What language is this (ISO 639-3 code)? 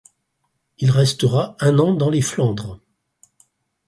fra